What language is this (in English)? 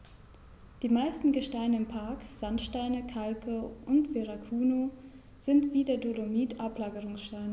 German